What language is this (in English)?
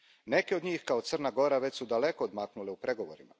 Croatian